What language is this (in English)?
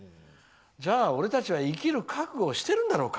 Japanese